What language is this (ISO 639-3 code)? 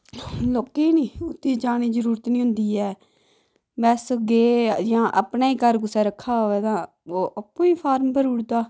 doi